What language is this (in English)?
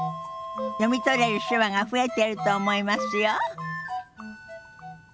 Japanese